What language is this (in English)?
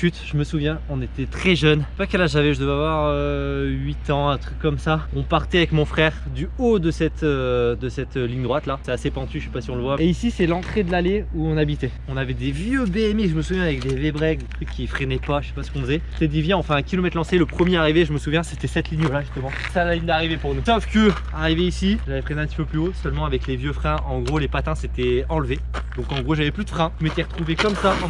French